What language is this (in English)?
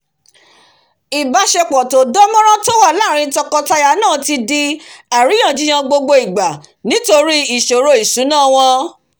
Yoruba